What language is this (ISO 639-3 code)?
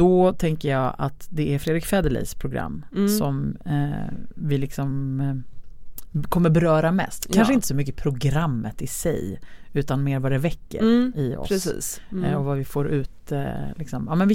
swe